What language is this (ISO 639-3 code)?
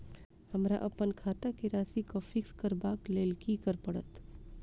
mai